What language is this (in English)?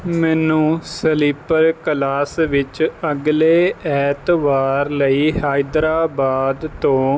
Punjabi